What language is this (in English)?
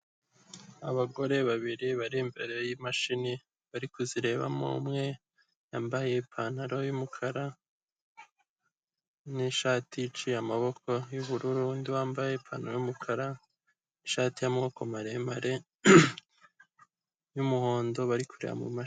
Kinyarwanda